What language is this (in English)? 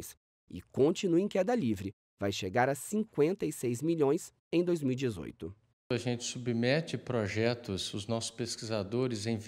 Portuguese